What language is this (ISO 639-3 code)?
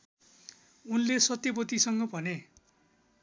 nep